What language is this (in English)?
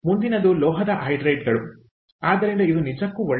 Kannada